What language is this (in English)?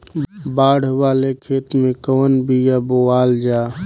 Bhojpuri